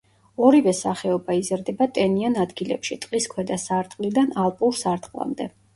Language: Georgian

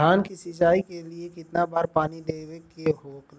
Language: Bhojpuri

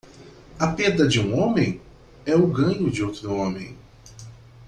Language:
Portuguese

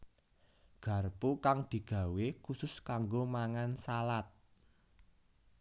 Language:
Javanese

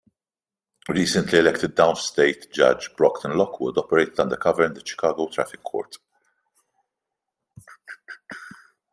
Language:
English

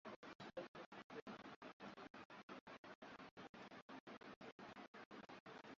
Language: Swahili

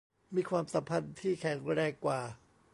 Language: Thai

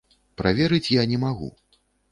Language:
Belarusian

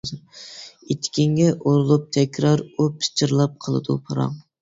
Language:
Uyghur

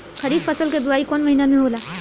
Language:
Bhojpuri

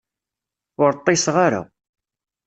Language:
Kabyle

